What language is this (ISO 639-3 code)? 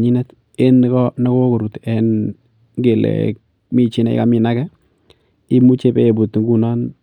kln